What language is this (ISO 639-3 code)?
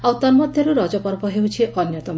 ori